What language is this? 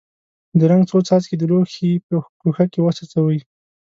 Pashto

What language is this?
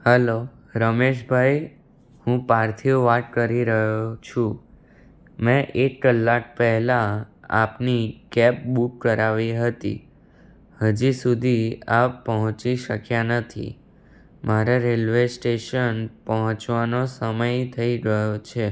Gujarati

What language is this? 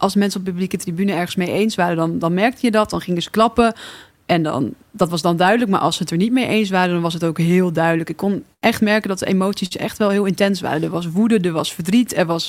Dutch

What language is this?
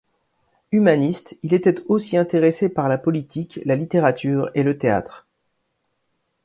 French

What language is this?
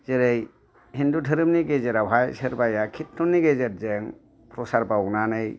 Bodo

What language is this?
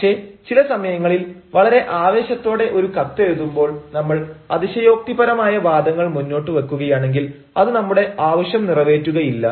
Malayalam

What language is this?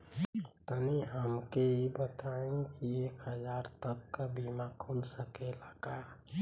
Bhojpuri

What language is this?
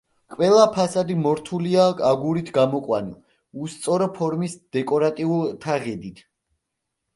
Georgian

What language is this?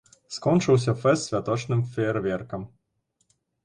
Belarusian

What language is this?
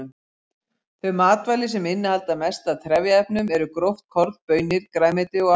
Icelandic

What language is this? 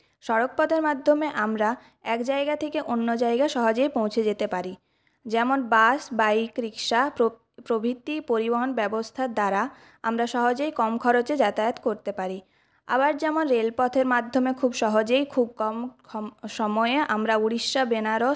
Bangla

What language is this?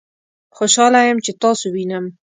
Pashto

